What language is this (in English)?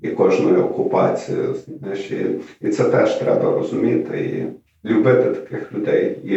Ukrainian